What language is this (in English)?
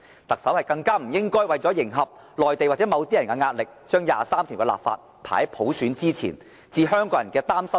Cantonese